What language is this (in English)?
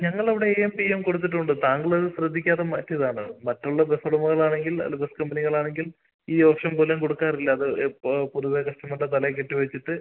Malayalam